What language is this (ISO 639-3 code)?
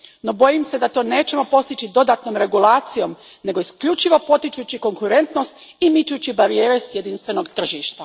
hrv